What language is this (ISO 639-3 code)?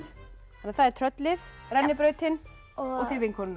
isl